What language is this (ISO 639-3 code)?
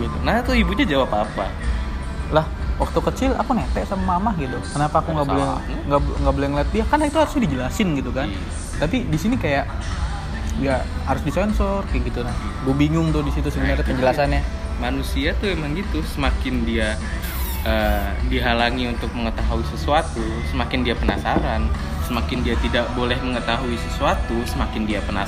ind